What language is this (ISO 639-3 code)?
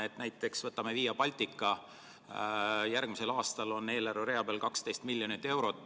est